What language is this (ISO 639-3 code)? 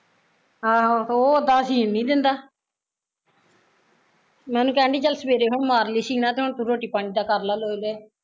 pan